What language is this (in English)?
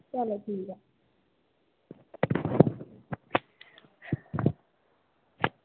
Dogri